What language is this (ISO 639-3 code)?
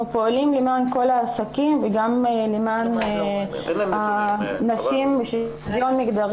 heb